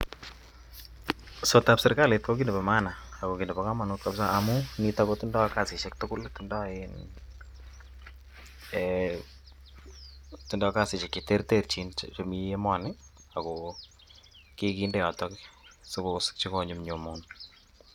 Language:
Kalenjin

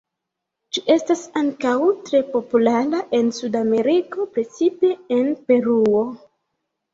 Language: Esperanto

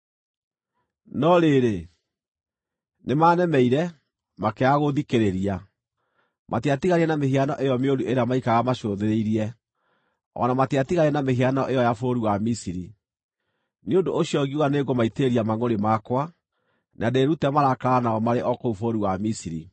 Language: Kikuyu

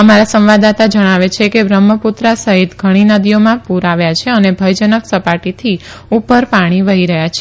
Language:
Gujarati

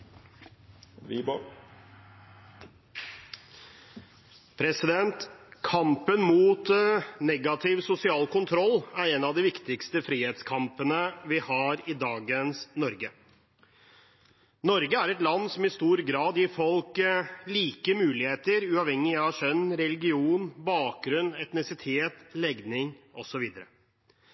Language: Norwegian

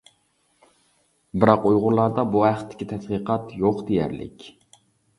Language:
Uyghur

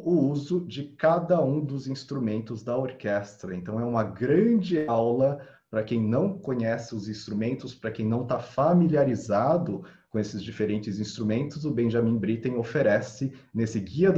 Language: Portuguese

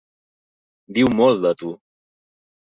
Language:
Catalan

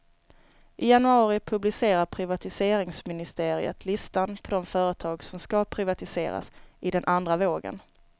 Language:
Swedish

